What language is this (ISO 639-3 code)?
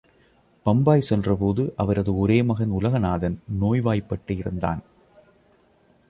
tam